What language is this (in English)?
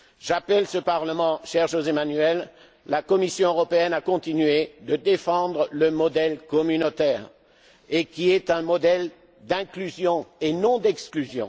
French